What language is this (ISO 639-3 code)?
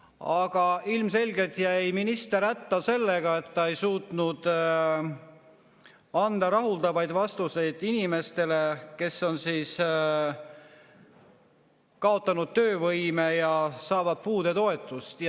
est